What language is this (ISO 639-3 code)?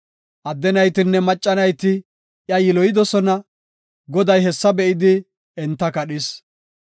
gof